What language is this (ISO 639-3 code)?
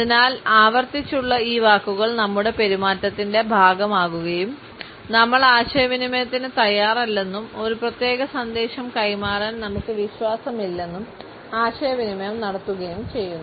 mal